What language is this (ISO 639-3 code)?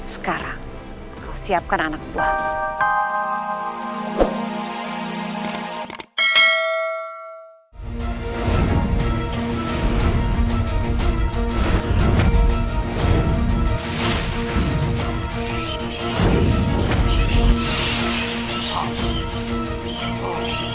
ind